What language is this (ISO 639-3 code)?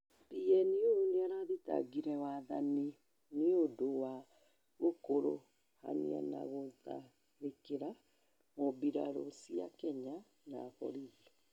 kik